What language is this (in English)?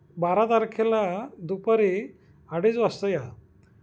Marathi